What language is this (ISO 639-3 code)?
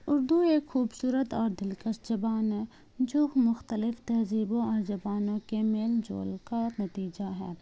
urd